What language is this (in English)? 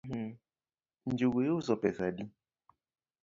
Luo (Kenya and Tanzania)